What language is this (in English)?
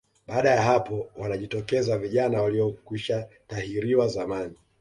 Swahili